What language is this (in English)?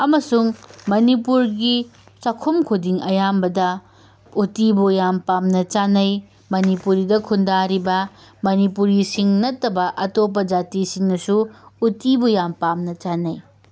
Manipuri